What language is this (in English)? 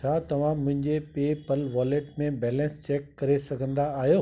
Sindhi